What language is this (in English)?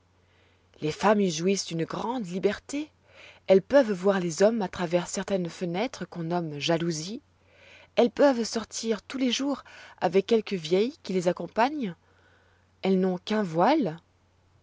French